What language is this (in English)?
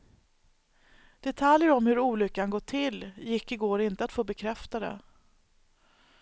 Swedish